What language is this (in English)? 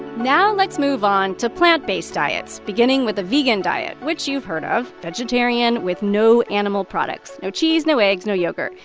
English